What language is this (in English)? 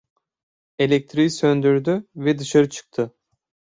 Turkish